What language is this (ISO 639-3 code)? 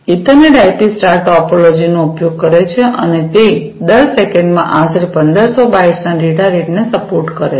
guj